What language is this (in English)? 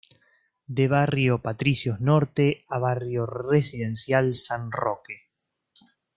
Spanish